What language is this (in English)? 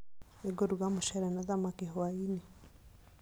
Kikuyu